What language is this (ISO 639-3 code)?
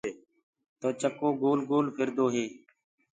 ggg